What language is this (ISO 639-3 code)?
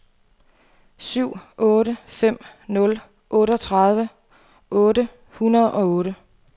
dan